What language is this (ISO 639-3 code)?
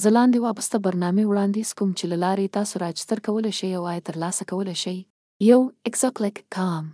fas